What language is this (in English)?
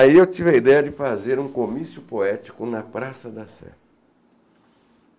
Portuguese